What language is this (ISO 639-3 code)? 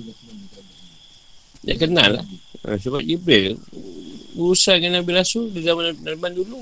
msa